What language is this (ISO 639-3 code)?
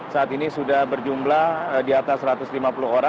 ind